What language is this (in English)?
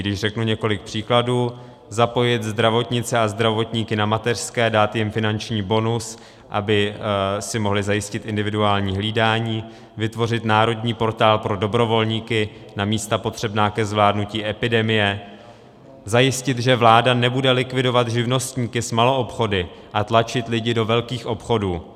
Czech